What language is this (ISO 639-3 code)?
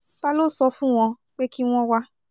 yor